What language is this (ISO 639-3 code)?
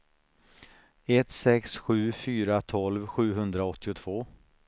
swe